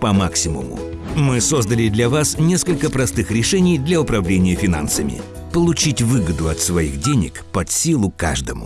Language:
Russian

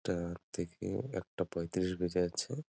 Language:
Bangla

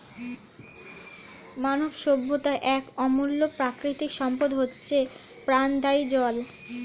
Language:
Bangla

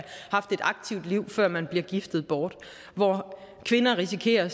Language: Danish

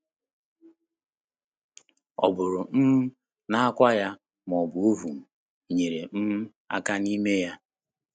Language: Igbo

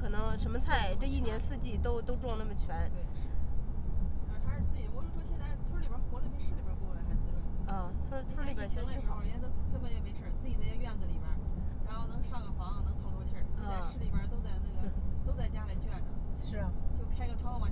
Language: Chinese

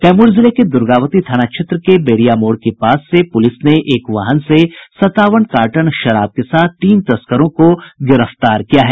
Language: Hindi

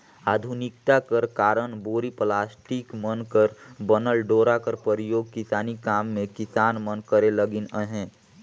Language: Chhattisgarhi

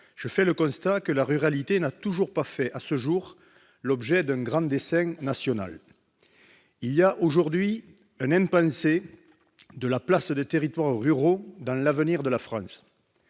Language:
French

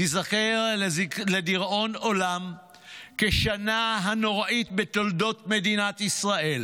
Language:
Hebrew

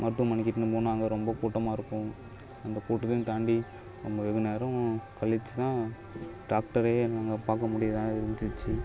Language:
Tamil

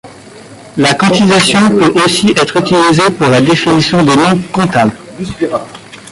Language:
French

